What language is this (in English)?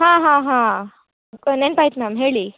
Kannada